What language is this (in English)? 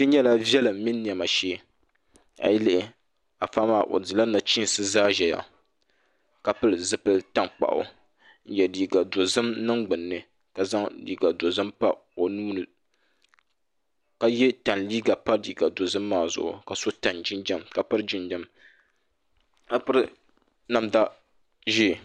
Dagbani